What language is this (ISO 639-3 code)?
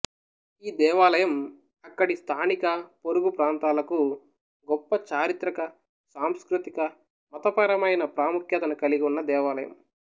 tel